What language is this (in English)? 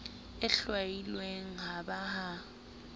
Southern Sotho